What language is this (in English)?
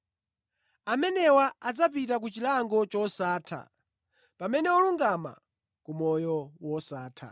Nyanja